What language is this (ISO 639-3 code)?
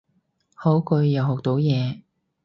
yue